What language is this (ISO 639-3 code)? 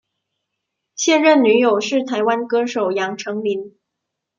zho